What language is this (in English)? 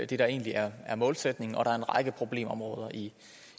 Danish